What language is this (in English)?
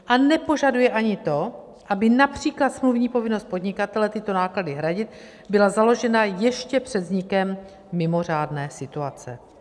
Czech